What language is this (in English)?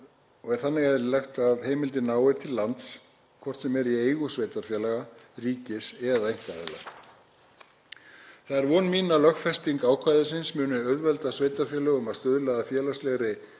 Icelandic